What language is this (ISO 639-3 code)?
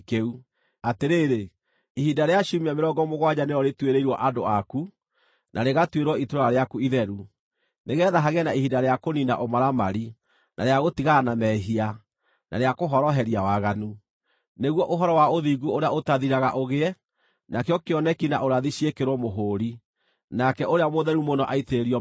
kik